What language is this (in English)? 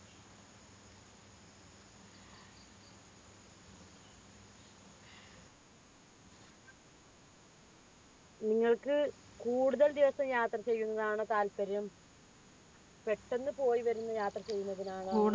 Malayalam